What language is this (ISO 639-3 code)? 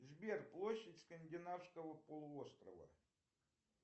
rus